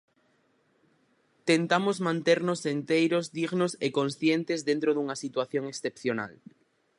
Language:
Galician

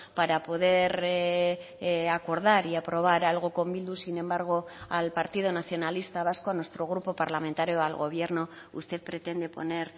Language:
Spanish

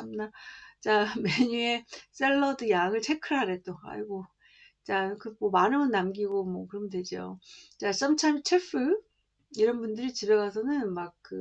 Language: Korean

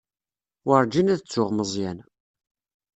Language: Kabyle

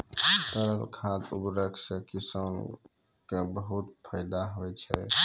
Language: Maithili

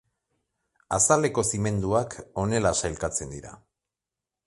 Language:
Basque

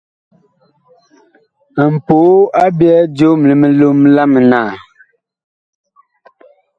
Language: Bakoko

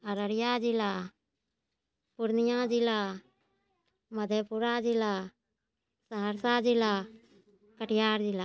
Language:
Maithili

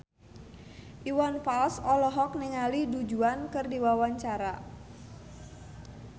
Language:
Sundanese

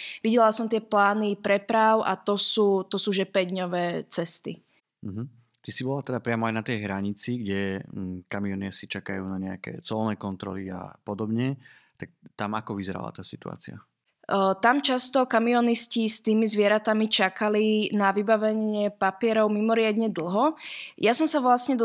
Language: Slovak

